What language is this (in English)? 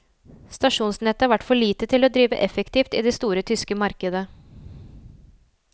Norwegian